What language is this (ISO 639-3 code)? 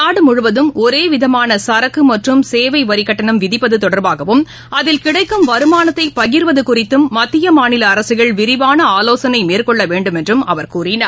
tam